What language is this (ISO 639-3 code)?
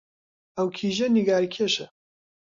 ckb